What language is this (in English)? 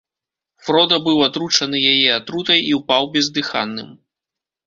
Belarusian